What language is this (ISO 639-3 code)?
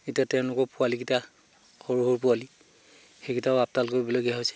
asm